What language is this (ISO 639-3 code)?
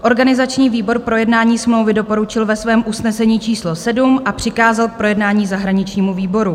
ces